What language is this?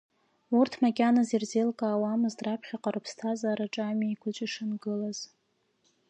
Abkhazian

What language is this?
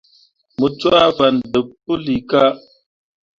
Mundang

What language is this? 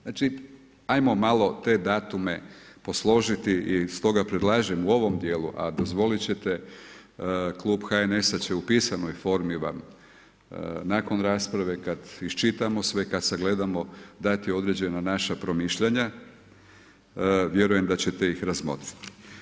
Croatian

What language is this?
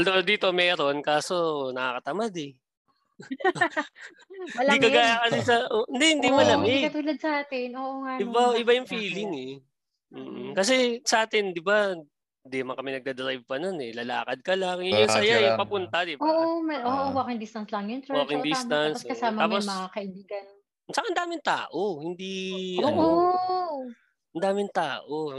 Filipino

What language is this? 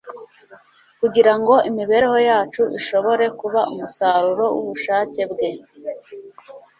Kinyarwanda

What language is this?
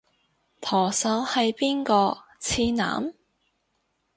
Cantonese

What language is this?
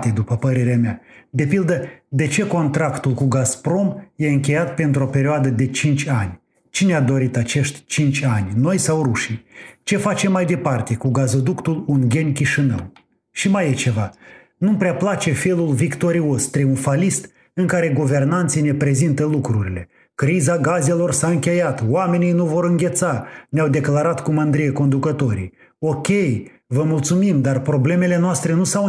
Romanian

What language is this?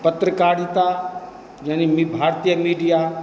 Hindi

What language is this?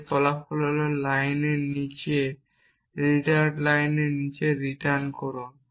Bangla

